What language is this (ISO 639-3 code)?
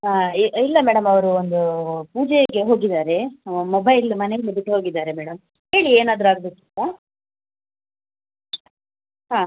kan